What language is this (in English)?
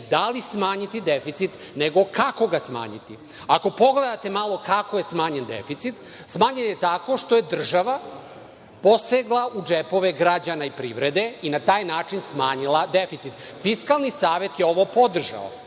Serbian